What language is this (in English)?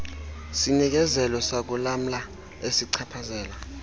Xhosa